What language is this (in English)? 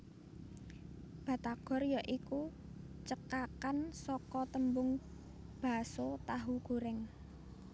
Javanese